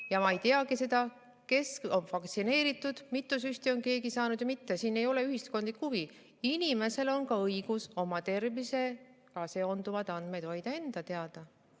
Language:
Estonian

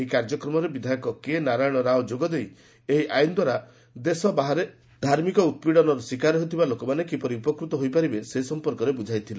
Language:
Odia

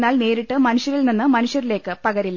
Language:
Malayalam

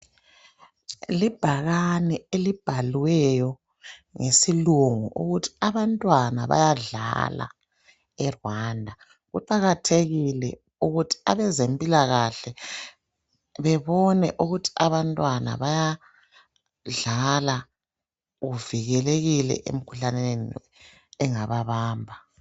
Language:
North Ndebele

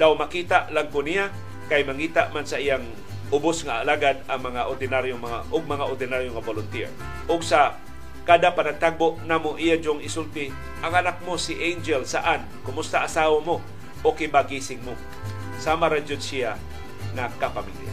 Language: Filipino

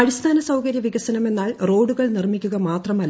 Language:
Malayalam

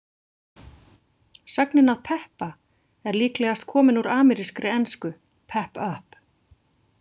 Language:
Icelandic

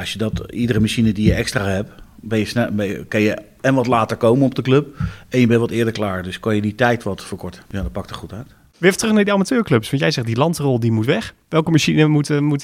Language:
Dutch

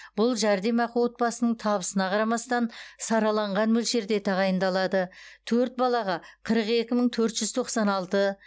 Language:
Kazakh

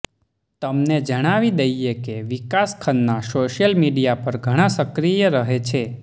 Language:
Gujarati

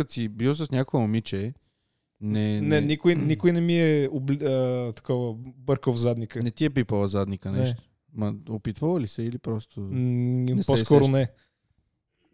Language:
Bulgarian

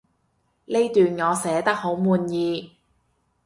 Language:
Cantonese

